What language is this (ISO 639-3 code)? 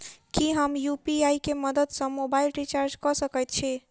mai